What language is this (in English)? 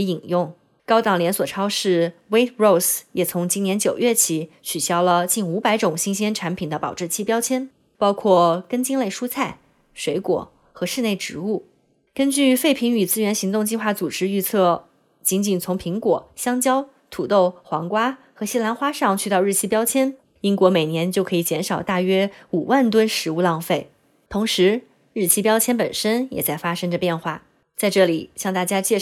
Chinese